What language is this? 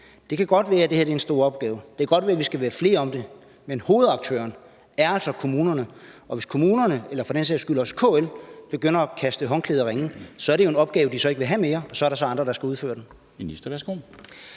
Danish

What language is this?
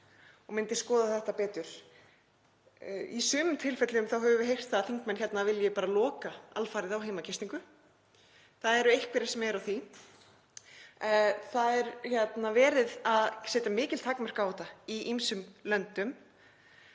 Icelandic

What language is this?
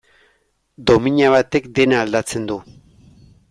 Basque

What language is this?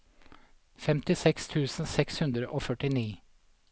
Norwegian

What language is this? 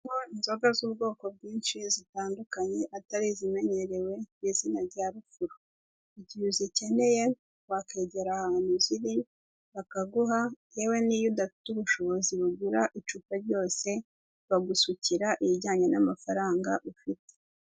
Kinyarwanda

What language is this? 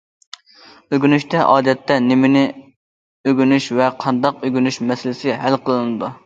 Uyghur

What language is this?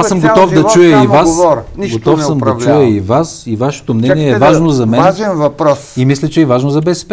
Bulgarian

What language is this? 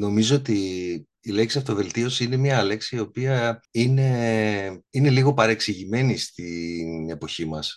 Greek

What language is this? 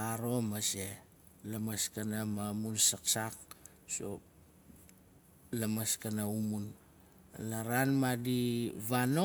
Nalik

